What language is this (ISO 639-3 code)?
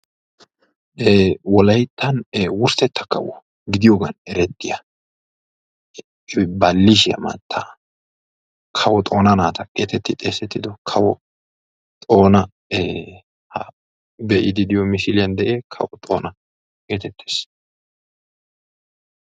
wal